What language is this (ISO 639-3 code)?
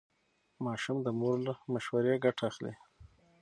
pus